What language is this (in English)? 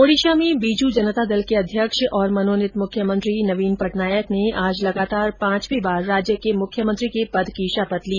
Hindi